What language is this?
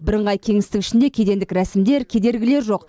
Kazakh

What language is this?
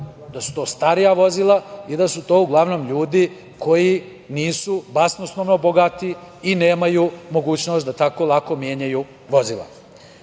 Serbian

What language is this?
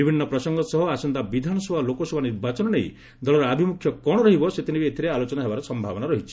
Odia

